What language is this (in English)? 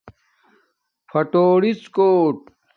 Domaaki